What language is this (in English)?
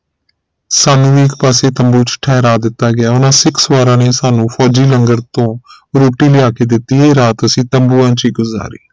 Punjabi